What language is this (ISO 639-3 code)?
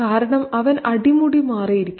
mal